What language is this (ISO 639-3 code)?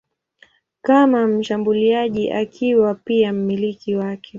swa